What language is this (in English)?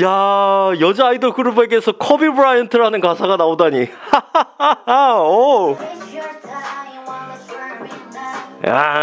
Korean